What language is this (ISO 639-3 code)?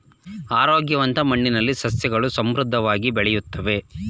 kan